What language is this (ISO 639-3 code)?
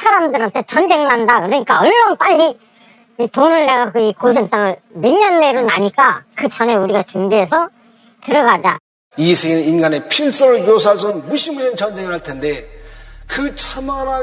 kor